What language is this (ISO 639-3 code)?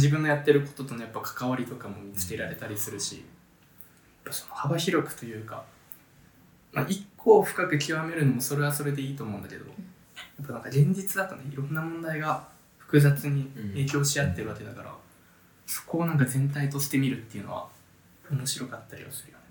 jpn